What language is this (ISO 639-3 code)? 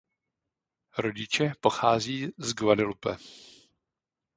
ces